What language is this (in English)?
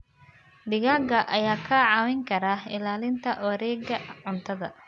Somali